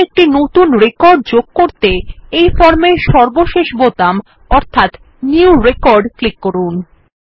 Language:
Bangla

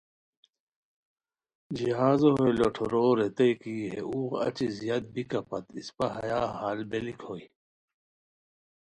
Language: Khowar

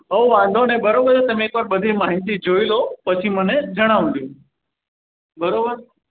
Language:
Gujarati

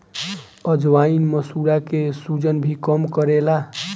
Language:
Bhojpuri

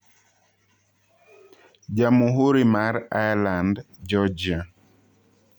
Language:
Luo (Kenya and Tanzania)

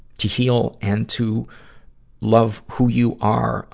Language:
English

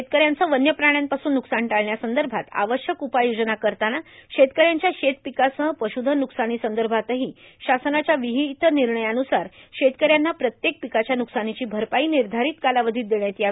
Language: Marathi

